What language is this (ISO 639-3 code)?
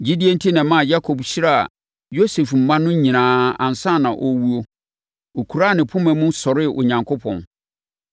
aka